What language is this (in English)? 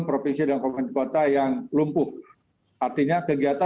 Indonesian